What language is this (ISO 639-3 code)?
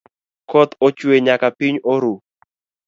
luo